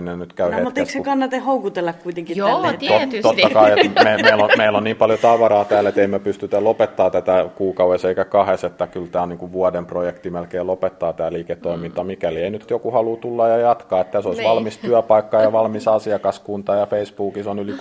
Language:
Finnish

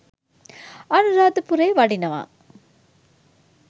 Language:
Sinhala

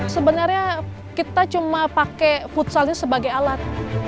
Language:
Indonesian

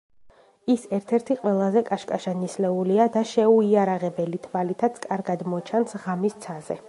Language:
Georgian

